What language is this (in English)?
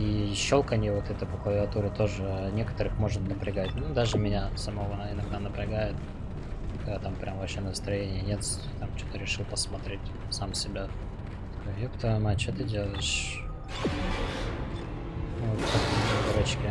Russian